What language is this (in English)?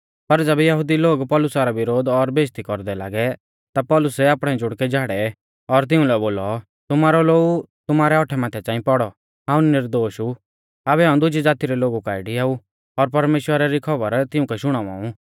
Mahasu Pahari